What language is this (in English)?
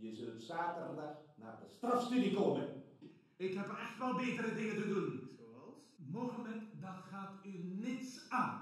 Dutch